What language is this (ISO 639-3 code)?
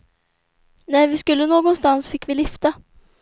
swe